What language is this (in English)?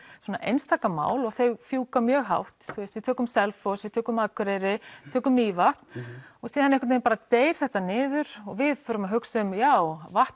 Icelandic